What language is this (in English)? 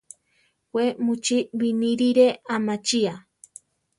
Central Tarahumara